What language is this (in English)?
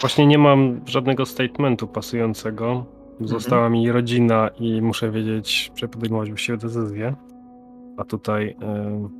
Polish